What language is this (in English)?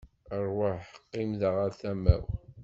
Kabyle